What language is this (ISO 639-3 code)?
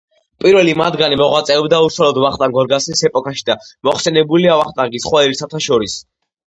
kat